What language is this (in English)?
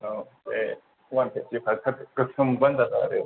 Bodo